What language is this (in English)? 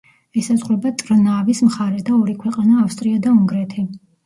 Georgian